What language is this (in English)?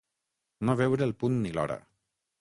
Catalan